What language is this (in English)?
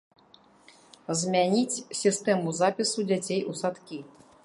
Belarusian